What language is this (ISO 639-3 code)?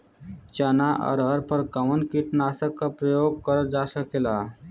bho